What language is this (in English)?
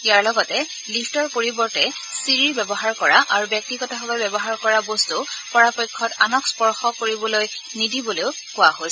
Assamese